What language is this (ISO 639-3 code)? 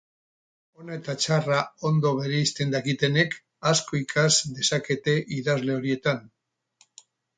eus